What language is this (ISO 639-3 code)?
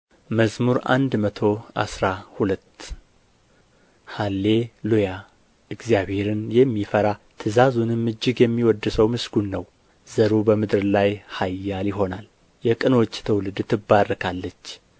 amh